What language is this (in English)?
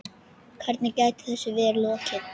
Icelandic